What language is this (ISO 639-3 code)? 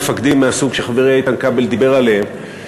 heb